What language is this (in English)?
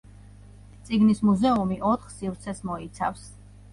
Georgian